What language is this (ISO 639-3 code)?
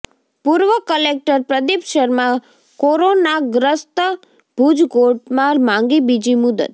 guj